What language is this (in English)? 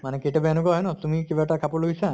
Assamese